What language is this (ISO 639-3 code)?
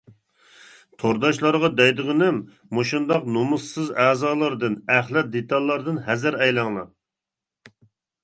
uig